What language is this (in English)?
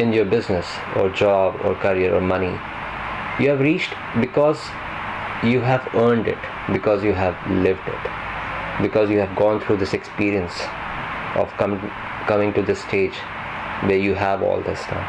English